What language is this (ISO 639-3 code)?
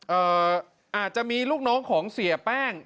tha